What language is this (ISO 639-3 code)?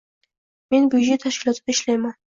uzb